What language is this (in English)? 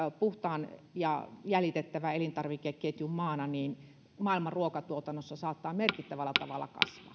Finnish